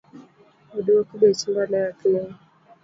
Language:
Luo (Kenya and Tanzania)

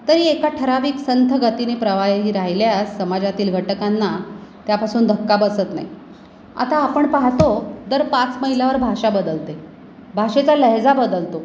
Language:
Marathi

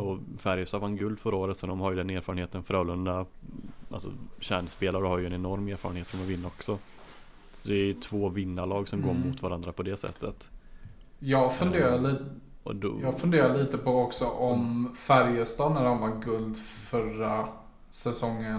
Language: Swedish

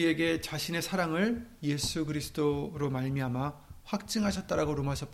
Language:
Korean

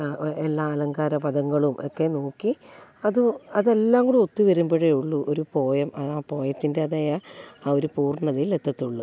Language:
Malayalam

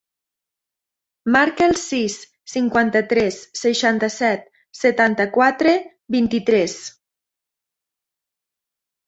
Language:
Catalan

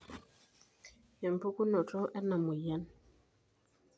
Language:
Masai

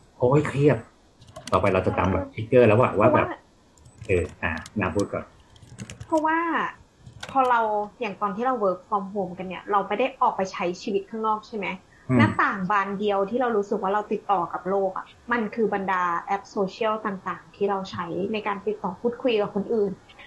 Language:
Thai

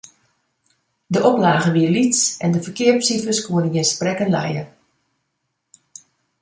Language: Western Frisian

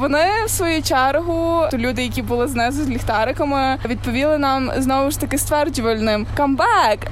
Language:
Ukrainian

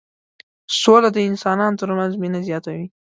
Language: Pashto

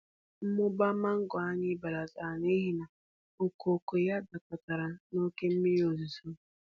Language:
Igbo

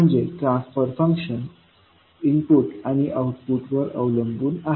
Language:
Marathi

